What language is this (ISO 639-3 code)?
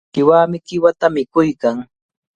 qvl